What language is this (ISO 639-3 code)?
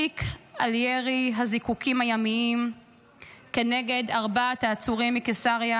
heb